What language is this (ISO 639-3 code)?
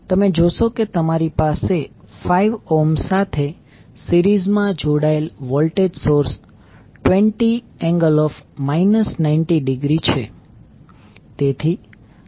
guj